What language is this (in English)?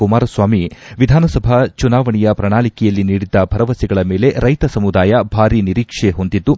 Kannada